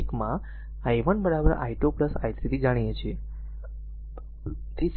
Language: Gujarati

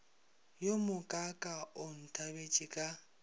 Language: Northern Sotho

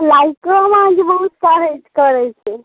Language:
Maithili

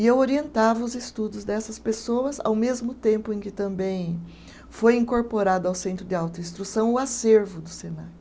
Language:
Portuguese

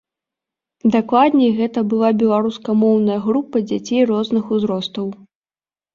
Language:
Belarusian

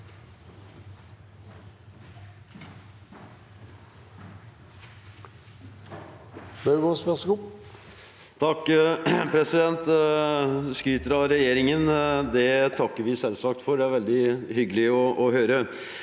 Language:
Norwegian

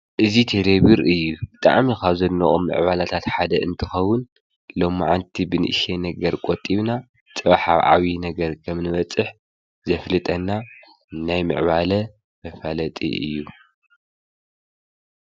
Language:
Tigrinya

